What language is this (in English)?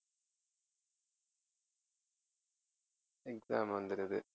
Tamil